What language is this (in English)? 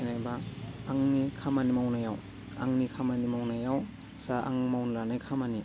Bodo